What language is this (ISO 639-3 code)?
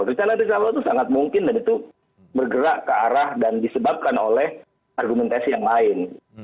ind